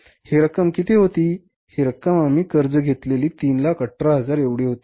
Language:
Marathi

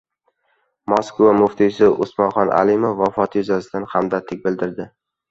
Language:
Uzbek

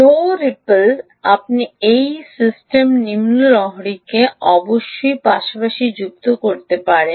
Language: Bangla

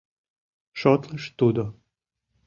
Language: Mari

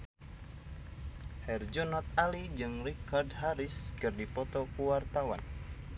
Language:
Sundanese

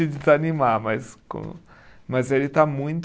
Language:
Portuguese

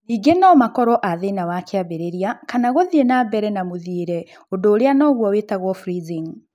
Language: Kikuyu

